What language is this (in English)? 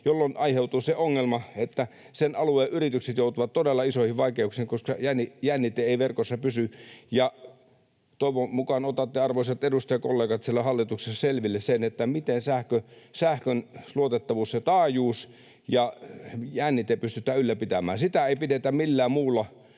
Finnish